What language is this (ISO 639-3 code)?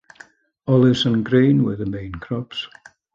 eng